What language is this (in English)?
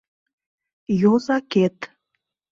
Mari